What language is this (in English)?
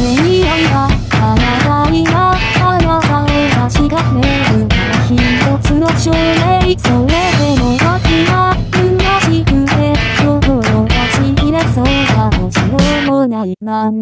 Korean